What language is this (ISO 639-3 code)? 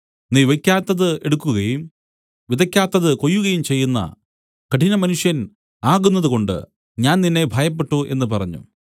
mal